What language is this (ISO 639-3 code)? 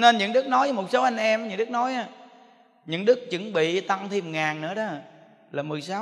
vie